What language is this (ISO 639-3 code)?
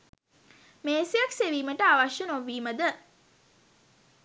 sin